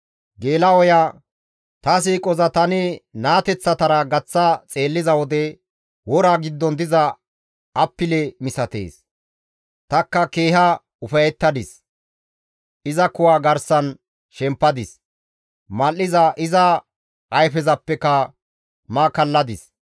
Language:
Gamo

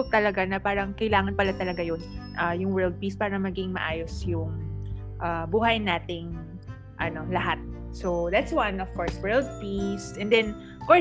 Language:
Filipino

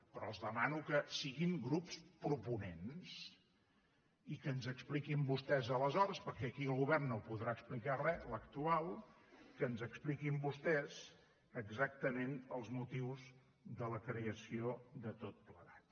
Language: Catalan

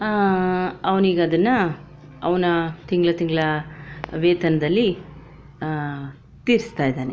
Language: Kannada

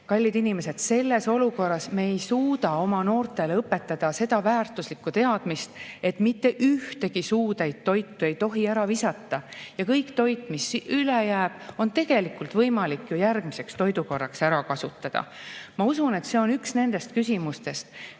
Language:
Estonian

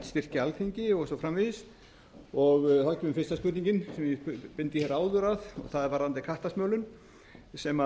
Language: Icelandic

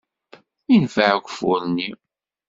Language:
Kabyle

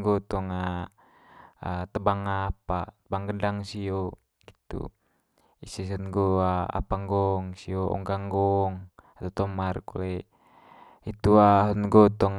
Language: Manggarai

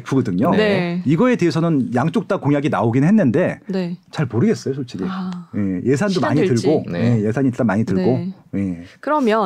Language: Korean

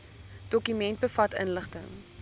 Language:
Afrikaans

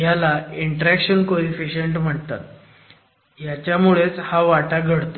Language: Marathi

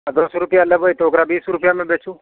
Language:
Maithili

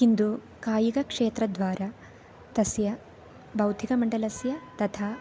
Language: Sanskrit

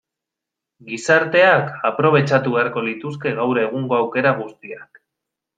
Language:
Basque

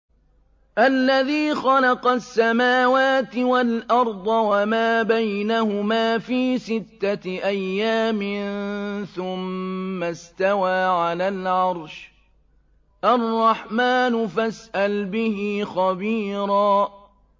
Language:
Arabic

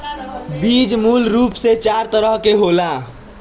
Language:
Bhojpuri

